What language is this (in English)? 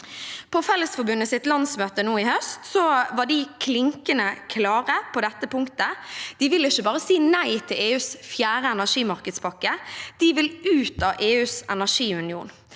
Norwegian